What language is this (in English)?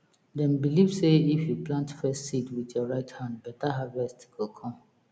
Nigerian Pidgin